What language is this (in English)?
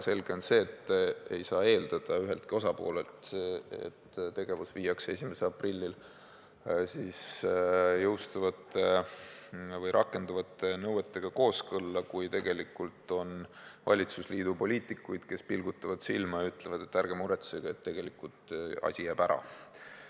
Estonian